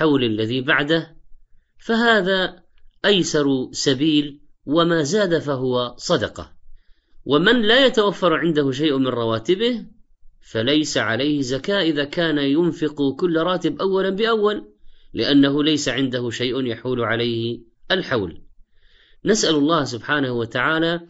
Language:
Arabic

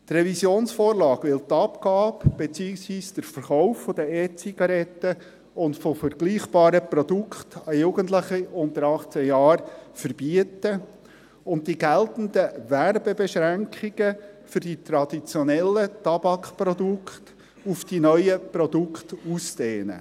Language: Swiss German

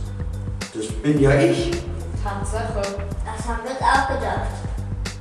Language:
German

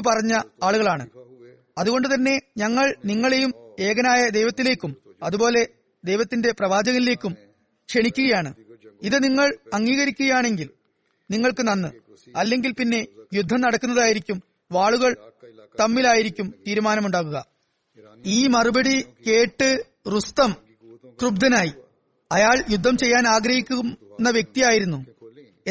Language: Malayalam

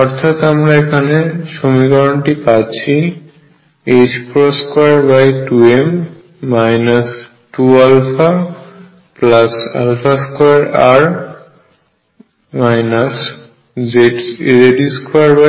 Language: Bangla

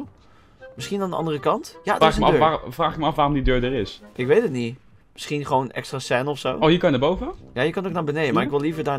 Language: Dutch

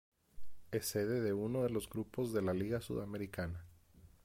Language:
Spanish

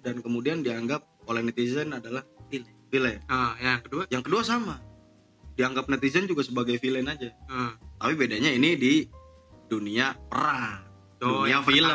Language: Indonesian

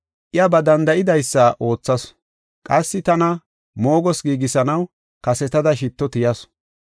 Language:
Gofa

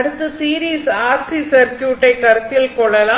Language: Tamil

